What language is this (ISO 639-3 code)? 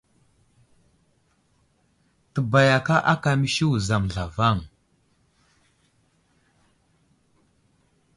udl